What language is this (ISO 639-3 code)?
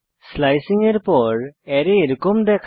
ben